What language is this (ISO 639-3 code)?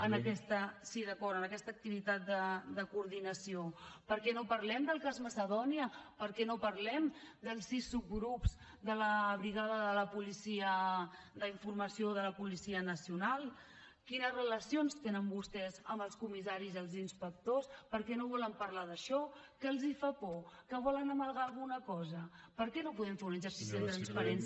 cat